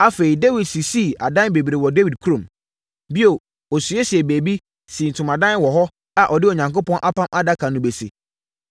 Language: Akan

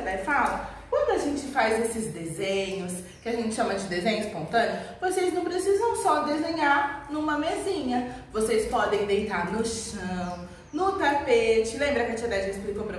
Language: Portuguese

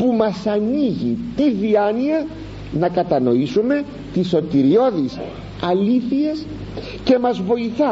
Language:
Greek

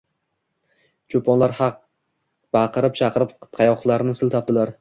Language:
Uzbek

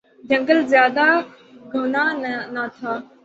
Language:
Urdu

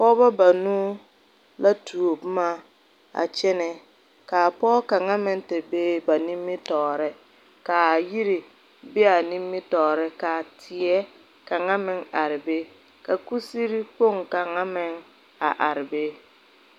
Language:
Southern Dagaare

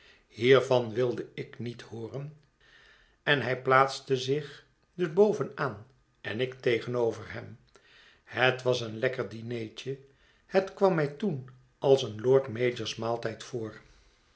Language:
Dutch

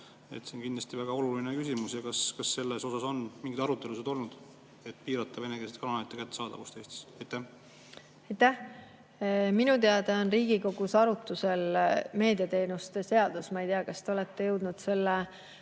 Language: Estonian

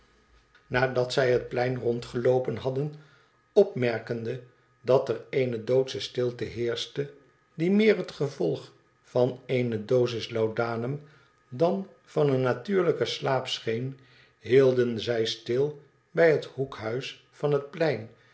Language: Dutch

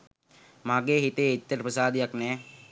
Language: Sinhala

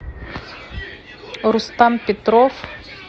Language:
Russian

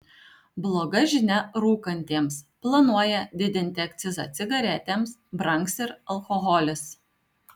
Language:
Lithuanian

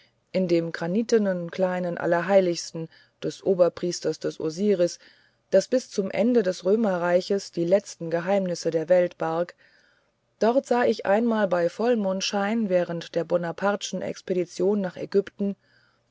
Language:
German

